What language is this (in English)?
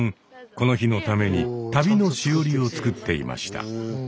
Japanese